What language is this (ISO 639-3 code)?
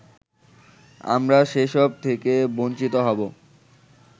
ben